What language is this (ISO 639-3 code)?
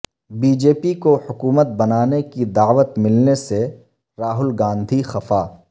urd